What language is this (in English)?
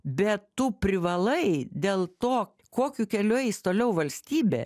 Lithuanian